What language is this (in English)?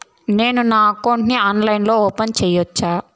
Telugu